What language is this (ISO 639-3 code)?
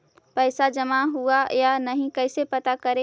mag